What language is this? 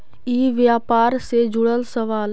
Magahi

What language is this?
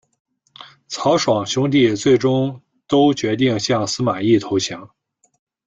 Chinese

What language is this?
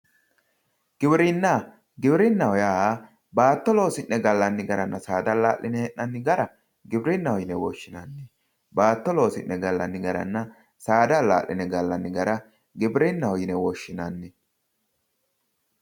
Sidamo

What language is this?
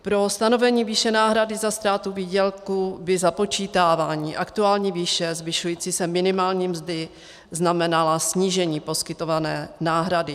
Czech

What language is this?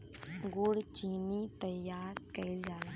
Bhojpuri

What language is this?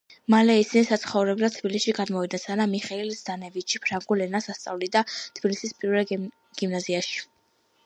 Georgian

